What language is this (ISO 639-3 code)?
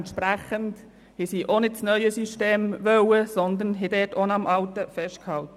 gsw